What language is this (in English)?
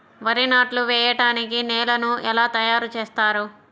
Telugu